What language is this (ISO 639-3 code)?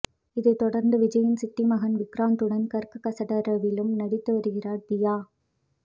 tam